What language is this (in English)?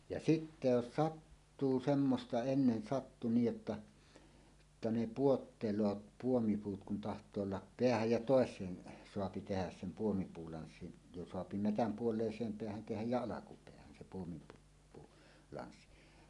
Finnish